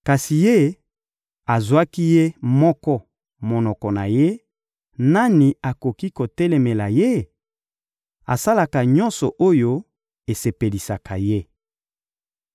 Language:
Lingala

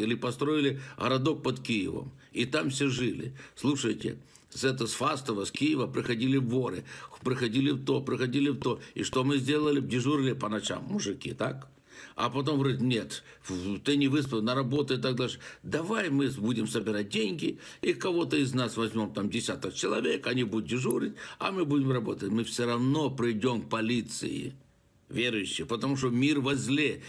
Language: Russian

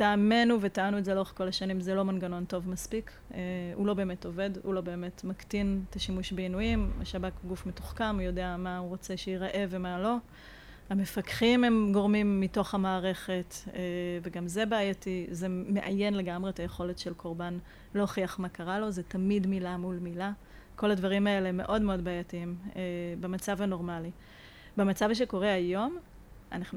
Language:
Hebrew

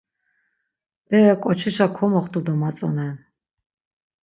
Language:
Laz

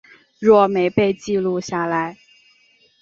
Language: Chinese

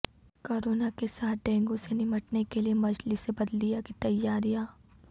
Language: Urdu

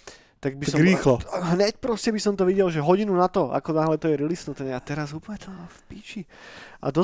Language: Slovak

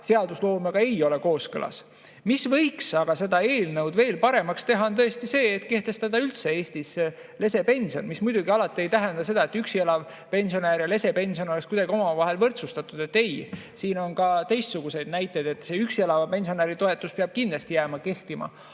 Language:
Estonian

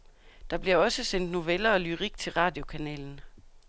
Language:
Danish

